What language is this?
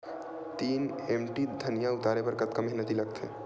Chhattisgarhi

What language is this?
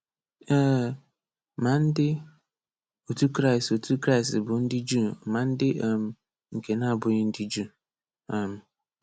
Igbo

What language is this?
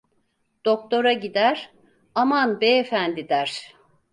Turkish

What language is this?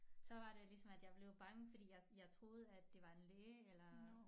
Danish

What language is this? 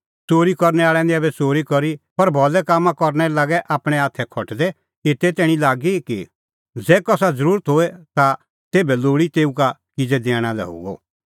Kullu Pahari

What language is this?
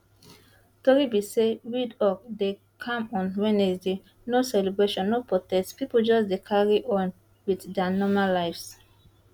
Nigerian Pidgin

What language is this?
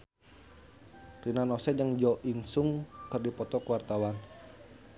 Sundanese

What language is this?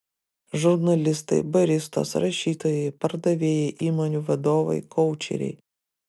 Lithuanian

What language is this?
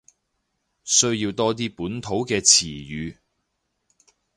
Cantonese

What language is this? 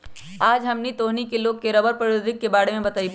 Magahi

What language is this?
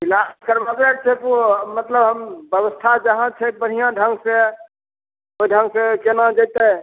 Maithili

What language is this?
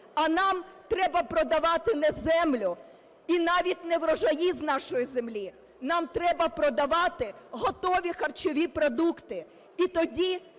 Ukrainian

